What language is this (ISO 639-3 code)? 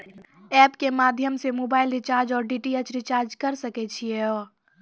mai